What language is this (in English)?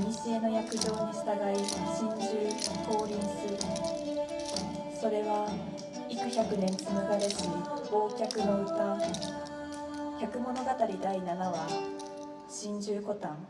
Japanese